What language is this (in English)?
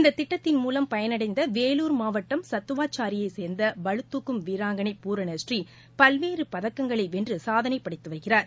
Tamil